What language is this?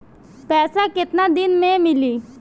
Bhojpuri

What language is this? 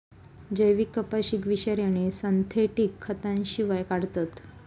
Marathi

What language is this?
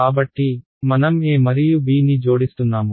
Telugu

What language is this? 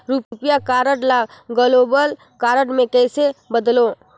Chhattisgarhi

